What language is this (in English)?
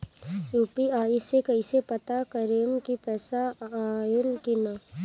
Bhojpuri